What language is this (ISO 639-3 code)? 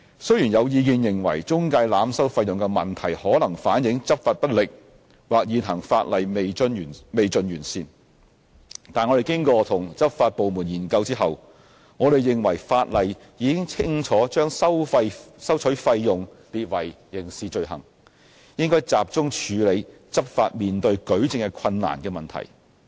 yue